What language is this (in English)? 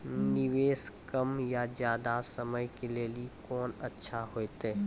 Maithili